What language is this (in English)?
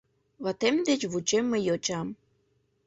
Mari